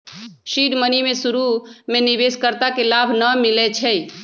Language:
Magahi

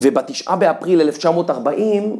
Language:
Hebrew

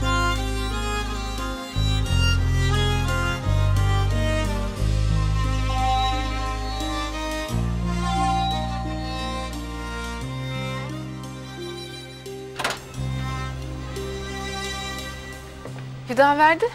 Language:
Turkish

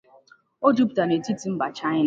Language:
Igbo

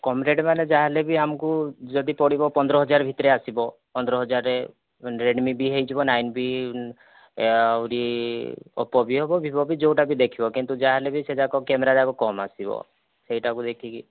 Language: Odia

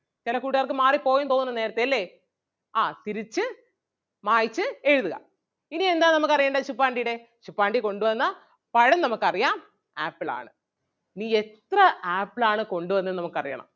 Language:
Malayalam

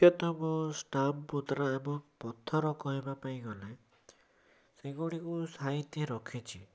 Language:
Odia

